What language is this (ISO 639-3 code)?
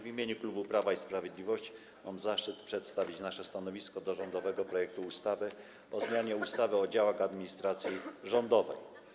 pol